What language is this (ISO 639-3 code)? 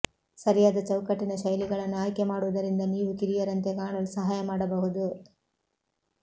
kan